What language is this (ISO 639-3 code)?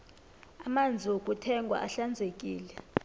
nbl